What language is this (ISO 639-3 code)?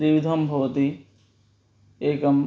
san